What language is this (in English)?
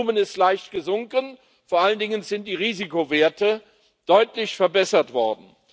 German